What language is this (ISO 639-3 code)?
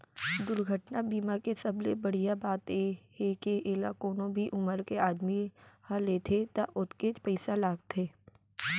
hne